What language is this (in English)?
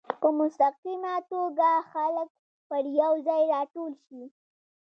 Pashto